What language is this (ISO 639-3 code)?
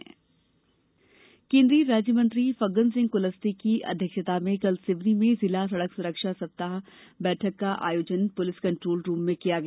hin